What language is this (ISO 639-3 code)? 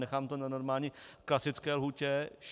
ces